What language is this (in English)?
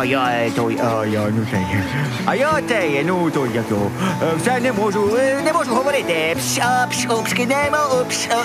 Ukrainian